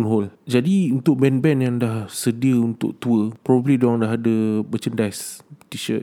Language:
Malay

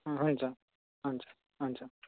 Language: Nepali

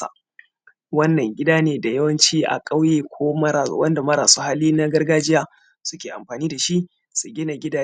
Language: Hausa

